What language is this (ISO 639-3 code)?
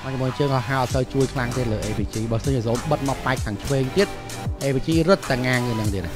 tha